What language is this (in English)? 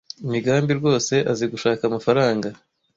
Kinyarwanda